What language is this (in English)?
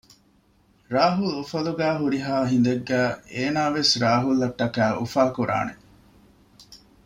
Divehi